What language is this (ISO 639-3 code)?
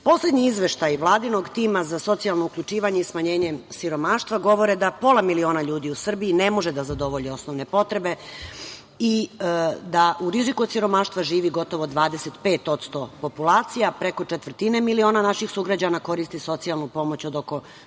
srp